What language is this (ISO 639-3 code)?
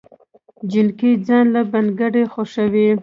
pus